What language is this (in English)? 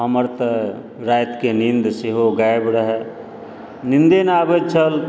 Maithili